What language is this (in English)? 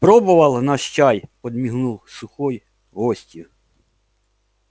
Russian